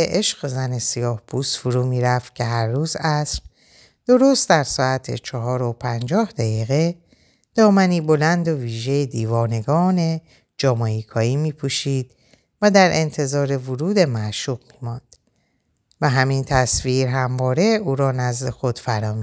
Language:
Persian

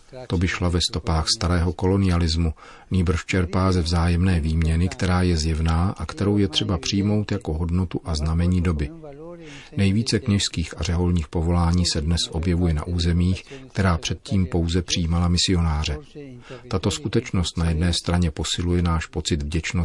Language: Czech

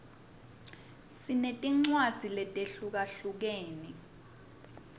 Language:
Swati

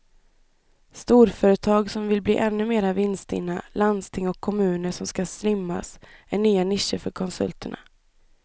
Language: Swedish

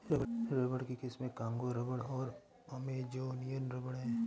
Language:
Hindi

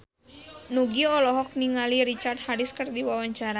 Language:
Sundanese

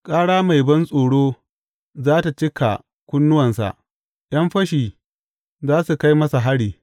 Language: Hausa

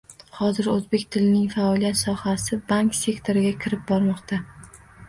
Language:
Uzbek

